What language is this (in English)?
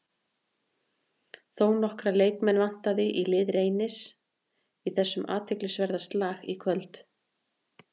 Icelandic